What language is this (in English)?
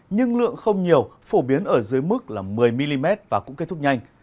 Vietnamese